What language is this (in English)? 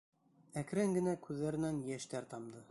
Bashkir